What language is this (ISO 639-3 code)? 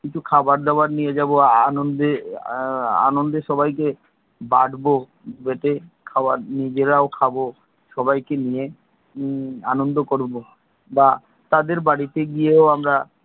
ben